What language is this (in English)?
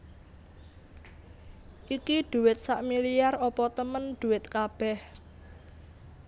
Javanese